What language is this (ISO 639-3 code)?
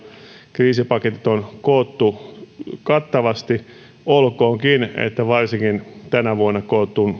fin